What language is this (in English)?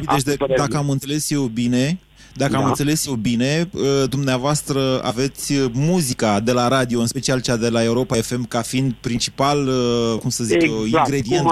Romanian